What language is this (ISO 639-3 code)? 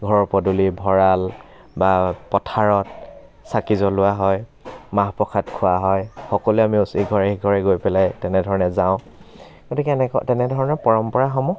asm